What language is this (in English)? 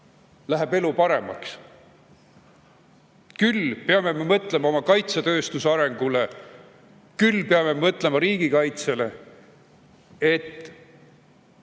Estonian